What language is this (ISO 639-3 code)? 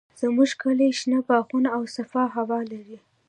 pus